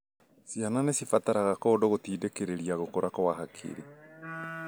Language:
Kikuyu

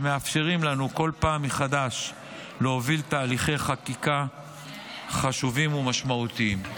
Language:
Hebrew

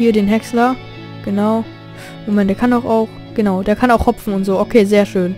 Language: German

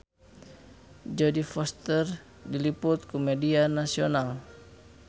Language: Sundanese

